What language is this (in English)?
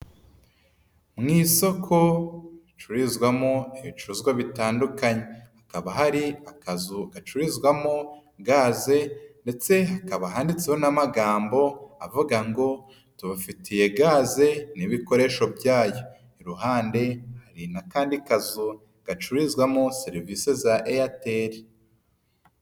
Kinyarwanda